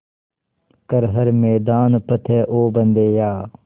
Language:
Hindi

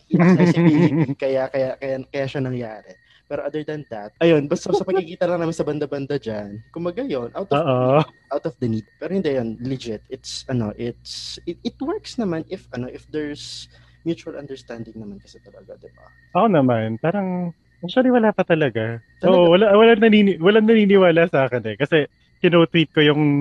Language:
Filipino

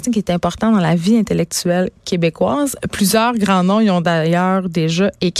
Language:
French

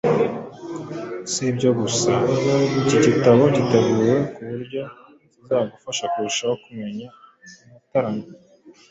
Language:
Kinyarwanda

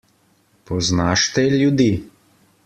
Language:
Slovenian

